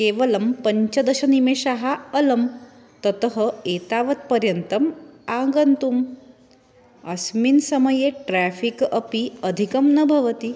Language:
Sanskrit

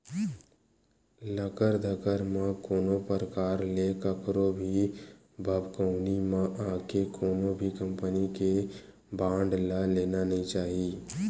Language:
Chhattisgarhi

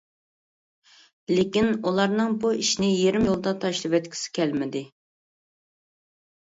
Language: Uyghur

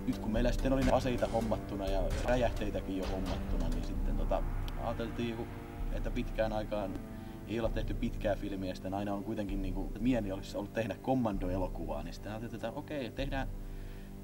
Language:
Finnish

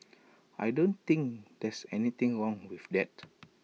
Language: English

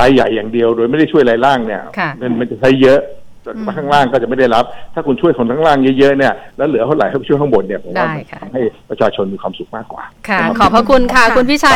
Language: Thai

